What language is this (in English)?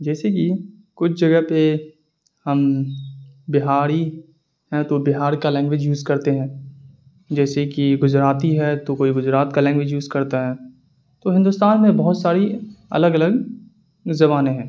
Urdu